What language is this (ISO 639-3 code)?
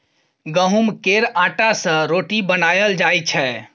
mai